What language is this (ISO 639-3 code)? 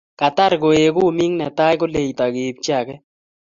kln